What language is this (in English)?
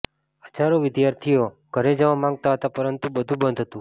Gujarati